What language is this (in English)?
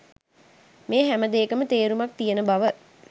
Sinhala